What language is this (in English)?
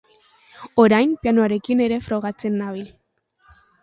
Basque